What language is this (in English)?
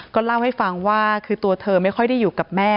Thai